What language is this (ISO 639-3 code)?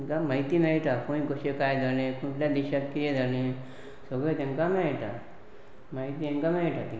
kok